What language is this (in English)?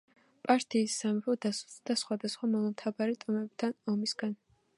Georgian